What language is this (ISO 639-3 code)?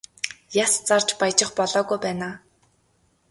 mon